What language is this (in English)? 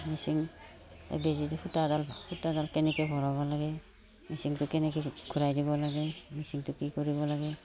Assamese